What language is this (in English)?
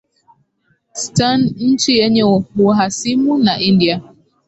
Swahili